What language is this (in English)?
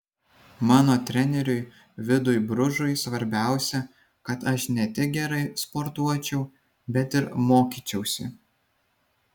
Lithuanian